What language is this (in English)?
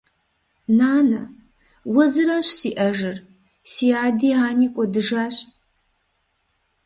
Kabardian